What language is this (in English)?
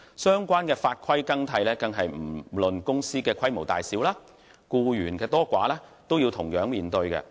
Cantonese